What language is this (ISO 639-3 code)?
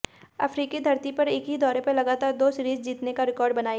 hin